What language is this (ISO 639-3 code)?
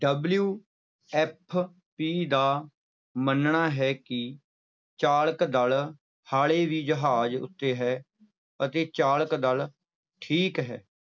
pan